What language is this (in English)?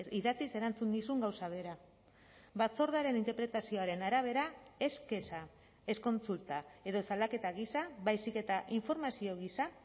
Basque